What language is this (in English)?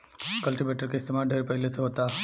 Bhojpuri